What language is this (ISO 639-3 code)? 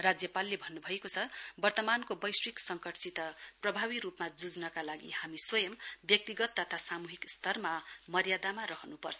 nep